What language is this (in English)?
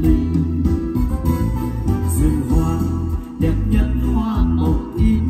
Vietnamese